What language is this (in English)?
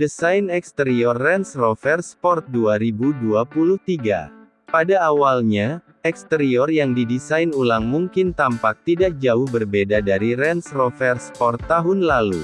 Indonesian